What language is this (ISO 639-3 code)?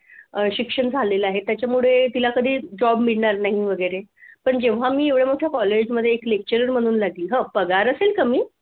mar